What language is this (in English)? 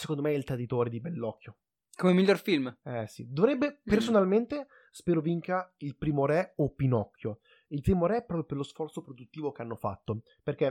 Italian